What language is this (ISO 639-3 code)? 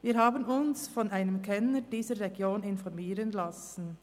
gsw